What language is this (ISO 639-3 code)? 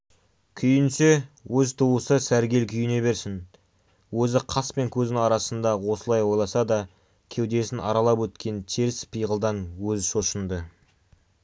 kaz